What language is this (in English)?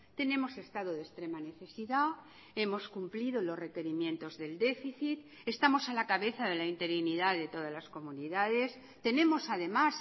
Spanish